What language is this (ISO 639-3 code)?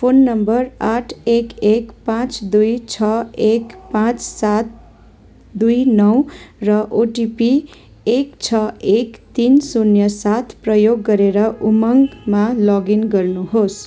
nep